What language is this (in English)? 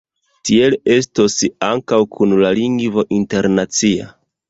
Esperanto